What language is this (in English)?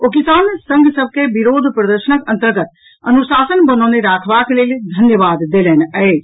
Maithili